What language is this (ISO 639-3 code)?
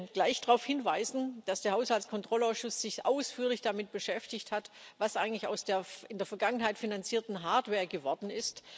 deu